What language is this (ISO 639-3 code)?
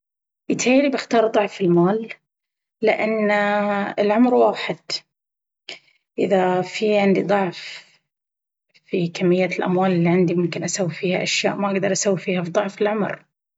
abv